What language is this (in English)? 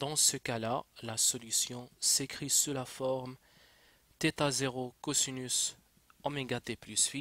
French